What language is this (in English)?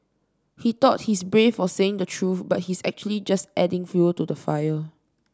English